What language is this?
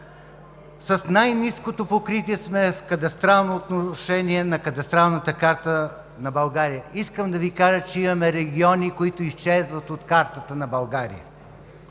Bulgarian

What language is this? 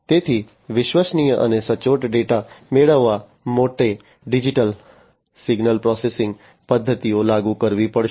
Gujarati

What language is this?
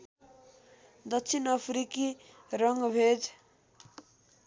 Nepali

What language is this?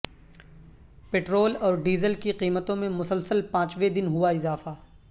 Urdu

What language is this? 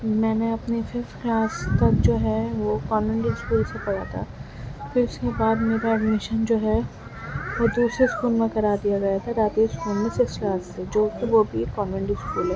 Urdu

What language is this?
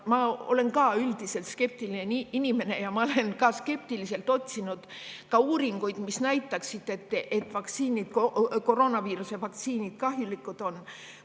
Estonian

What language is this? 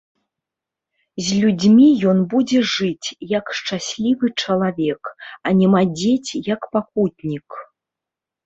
Belarusian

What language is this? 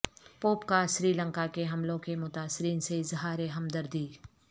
Urdu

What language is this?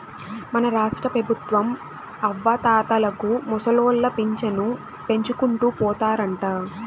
Telugu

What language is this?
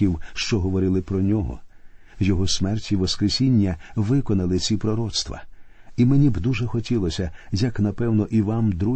Ukrainian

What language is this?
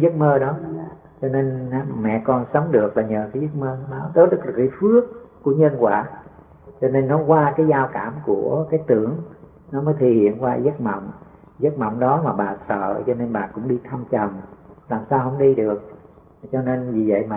Vietnamese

